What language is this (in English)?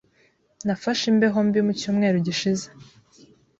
Kinyarwanda